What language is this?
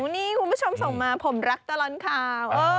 Thai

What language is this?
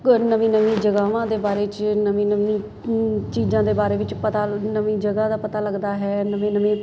Punjabi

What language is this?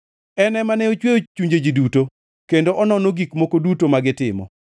Luo (Kenya and Tanzania)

